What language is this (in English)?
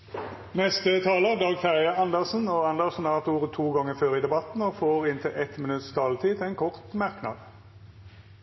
Norwegian Nynorsk